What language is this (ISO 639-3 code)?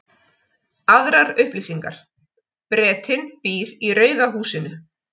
isl